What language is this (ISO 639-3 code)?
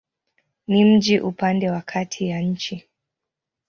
swa